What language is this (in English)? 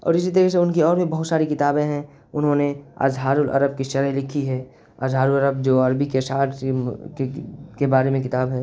Urdu